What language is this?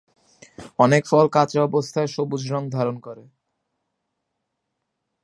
Bangla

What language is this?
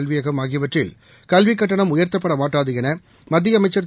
Tamil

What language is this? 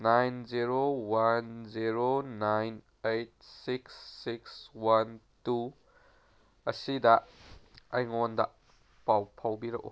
Manipuri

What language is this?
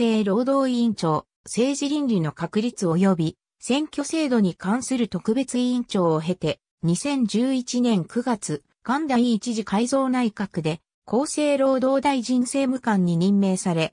Japanese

